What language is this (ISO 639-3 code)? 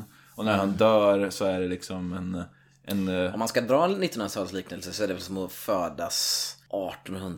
swe